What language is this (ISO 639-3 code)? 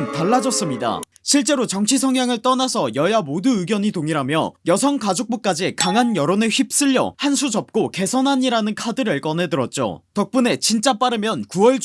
kor